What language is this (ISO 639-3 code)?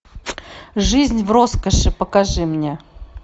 rus